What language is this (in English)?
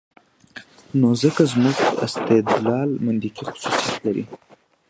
Pashto